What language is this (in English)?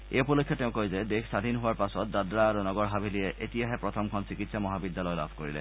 Assamese